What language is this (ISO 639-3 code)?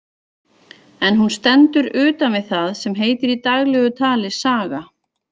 isl